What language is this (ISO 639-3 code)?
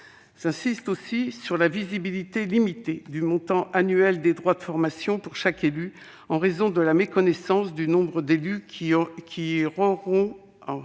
fra